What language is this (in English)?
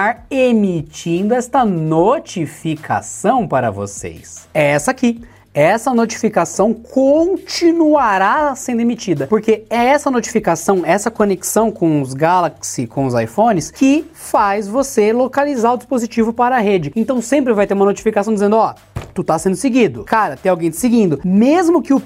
Portuguese